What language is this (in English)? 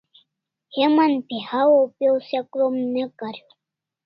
Kalasha